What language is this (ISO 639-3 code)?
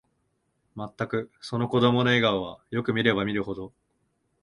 jpn